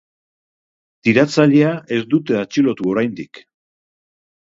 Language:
Basque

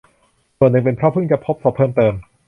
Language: Thai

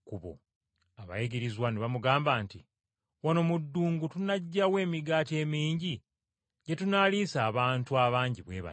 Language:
Ganda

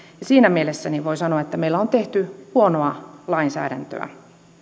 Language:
Finnish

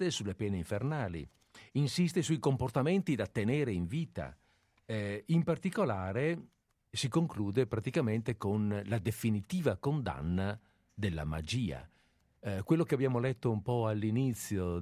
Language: Italian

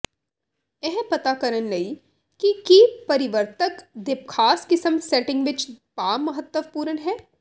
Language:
Punjabi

